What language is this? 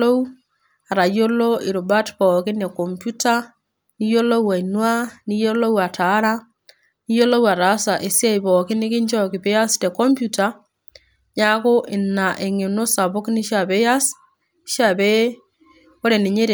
Masai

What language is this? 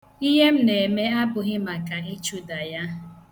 Igbo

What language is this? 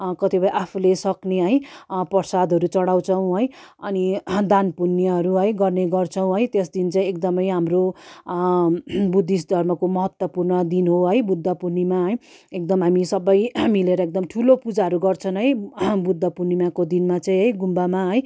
Nepali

